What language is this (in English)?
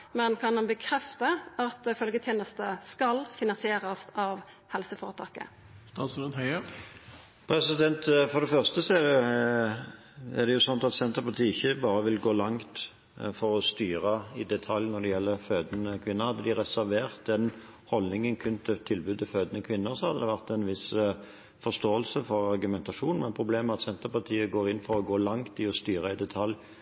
Norwegian